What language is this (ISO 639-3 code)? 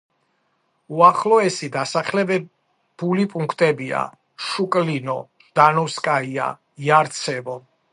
kat